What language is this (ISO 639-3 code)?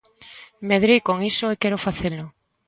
glg